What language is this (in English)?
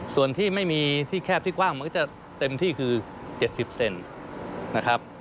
Thai